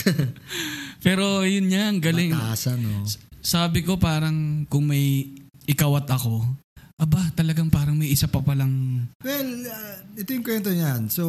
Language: Filipino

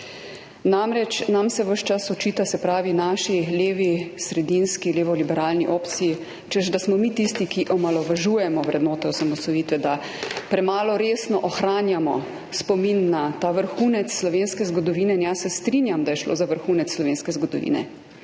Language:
Slovenian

